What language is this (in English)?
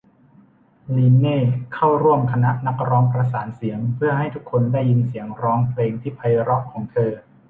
Thai